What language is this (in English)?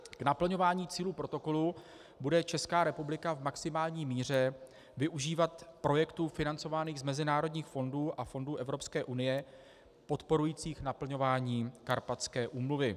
Czech